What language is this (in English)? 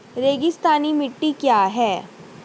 Hindi